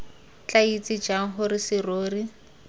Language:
Tswana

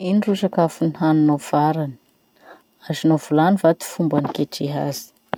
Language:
Masikoro Malagasy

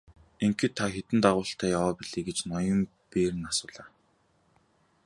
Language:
Mongolian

